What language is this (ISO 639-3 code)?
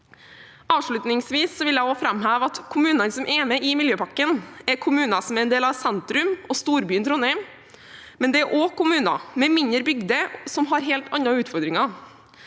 nor